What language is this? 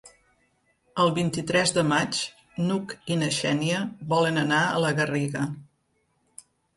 Catalan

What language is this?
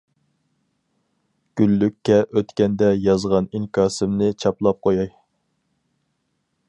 Uyghur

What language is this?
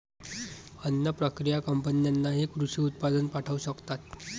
Marathi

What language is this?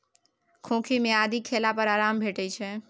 Maithili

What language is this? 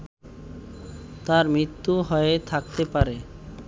Bangla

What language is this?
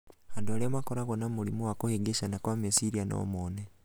Kikuyu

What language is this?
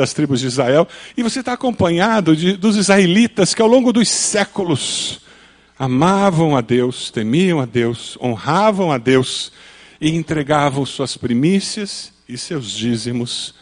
Portuguese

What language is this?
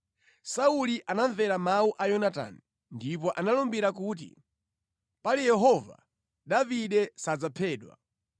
Nyanja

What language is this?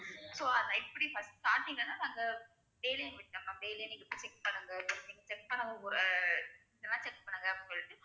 Tamil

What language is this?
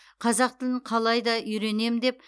Kazakh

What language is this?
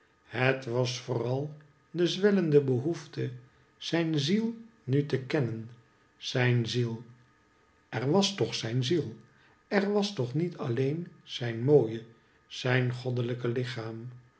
Dutch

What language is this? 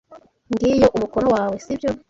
Kinyarwanda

